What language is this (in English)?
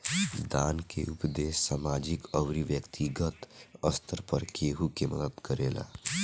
Bhojpuri